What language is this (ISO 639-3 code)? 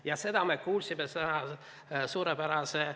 est